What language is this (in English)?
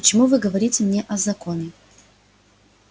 Russian